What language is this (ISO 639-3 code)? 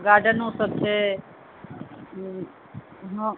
mai